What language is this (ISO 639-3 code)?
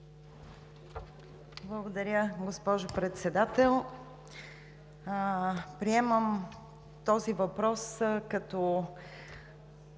bul